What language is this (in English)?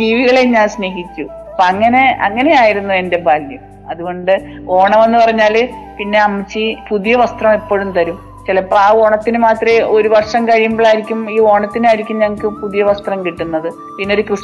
Malayalam